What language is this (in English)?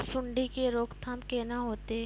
Maithili